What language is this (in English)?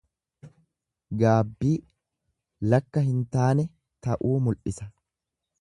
Oromo